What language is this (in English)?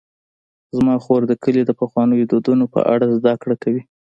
Pashto